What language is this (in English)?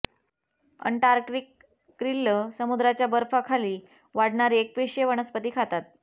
Marathi